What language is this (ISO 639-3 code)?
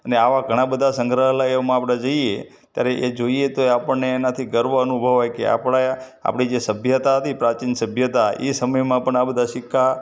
guj